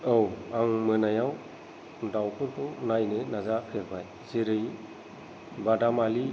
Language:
Bodo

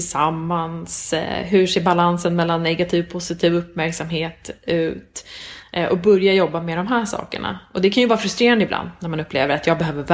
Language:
Swedish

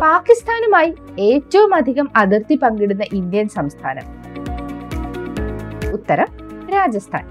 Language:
Malayalam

